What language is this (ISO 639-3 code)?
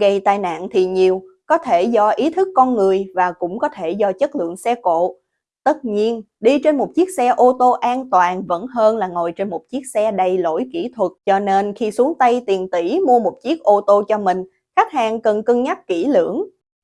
vie